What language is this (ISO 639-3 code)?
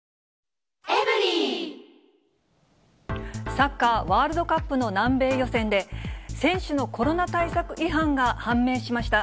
jpn